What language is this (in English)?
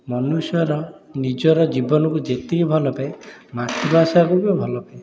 Odia